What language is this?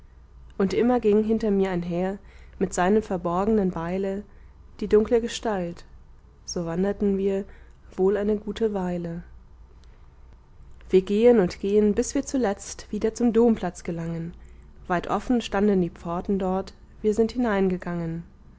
German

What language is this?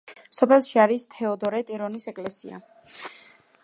Georgian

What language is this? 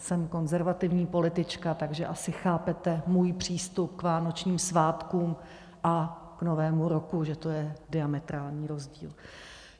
Czech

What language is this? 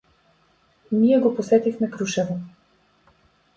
Macedonian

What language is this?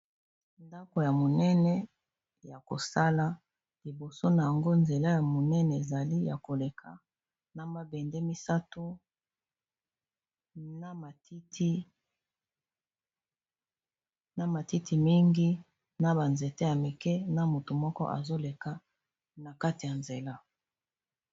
Lingala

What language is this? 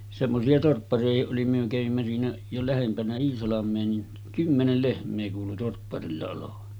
Finnish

